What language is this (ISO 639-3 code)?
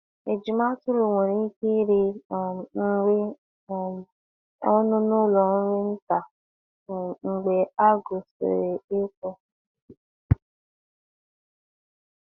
ibo